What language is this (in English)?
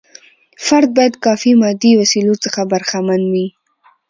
Pashto